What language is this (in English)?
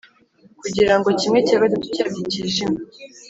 Kinyarwanda